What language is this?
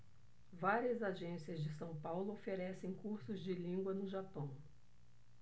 Portuguese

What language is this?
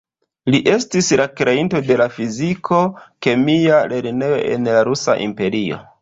Esperanto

